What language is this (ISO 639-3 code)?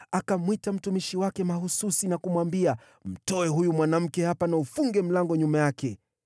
swa